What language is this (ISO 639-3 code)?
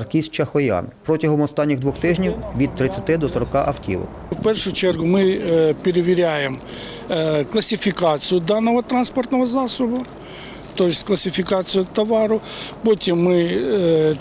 ukr